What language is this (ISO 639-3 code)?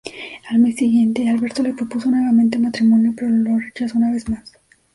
spa